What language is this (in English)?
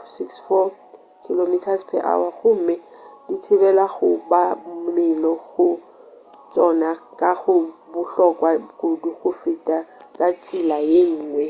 Northern Sotho